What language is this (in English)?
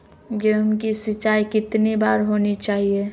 Magahi